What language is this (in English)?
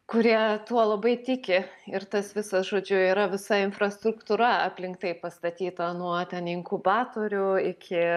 Lithuanian